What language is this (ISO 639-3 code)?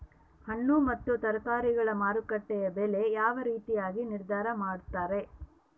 kan